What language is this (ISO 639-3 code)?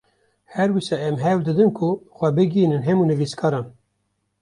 kur